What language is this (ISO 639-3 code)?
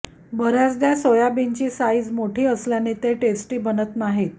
mar